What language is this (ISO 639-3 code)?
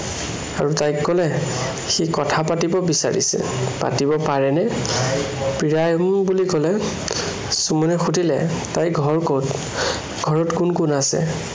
asm